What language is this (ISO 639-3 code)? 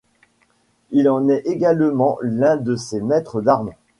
fra